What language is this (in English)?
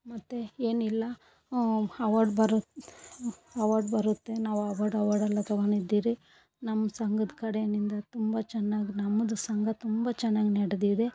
Kannada